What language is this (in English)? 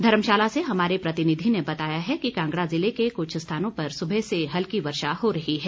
Hindi